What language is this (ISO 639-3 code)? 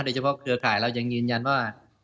tha